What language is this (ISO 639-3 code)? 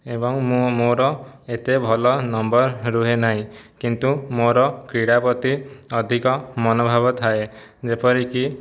ori